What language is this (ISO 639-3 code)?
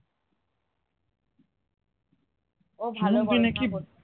ben